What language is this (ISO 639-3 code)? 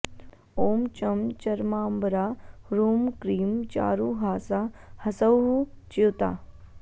san